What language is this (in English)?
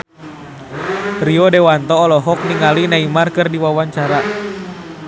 Sundanese